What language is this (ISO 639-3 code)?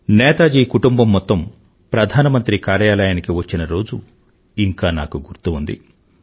tel